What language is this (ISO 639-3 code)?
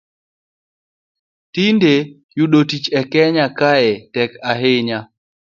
luo